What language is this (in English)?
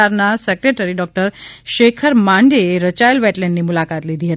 Gujarati